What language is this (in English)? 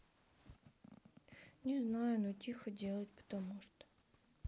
Russian